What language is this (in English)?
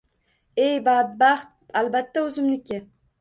Uzbek